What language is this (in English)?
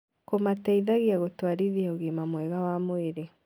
Kikuyu